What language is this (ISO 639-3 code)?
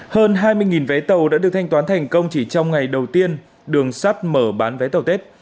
vie